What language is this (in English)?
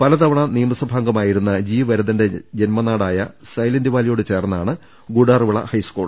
Malayalam